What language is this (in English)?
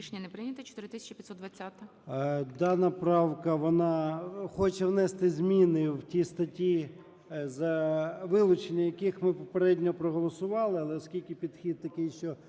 Ukrainian